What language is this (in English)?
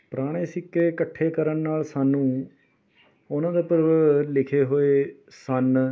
Punjabi